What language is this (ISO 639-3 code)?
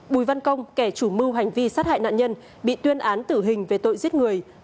vie